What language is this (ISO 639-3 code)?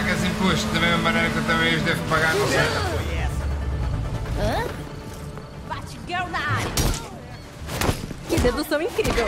por